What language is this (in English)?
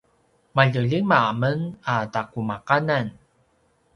Paiwan